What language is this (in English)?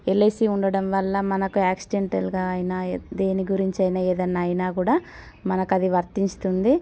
Telugu